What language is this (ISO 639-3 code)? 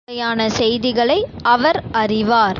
tam